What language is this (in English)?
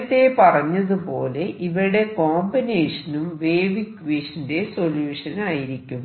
Malayalam